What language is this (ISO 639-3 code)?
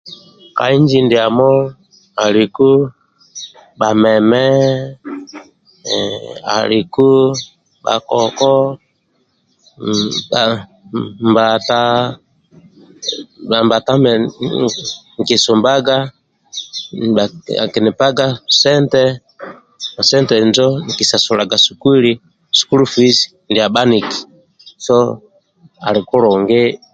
rwm